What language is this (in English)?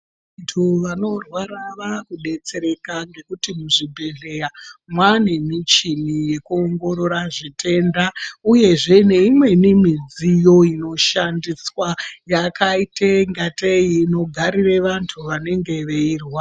Ndau